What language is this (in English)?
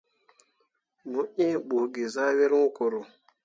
Mundang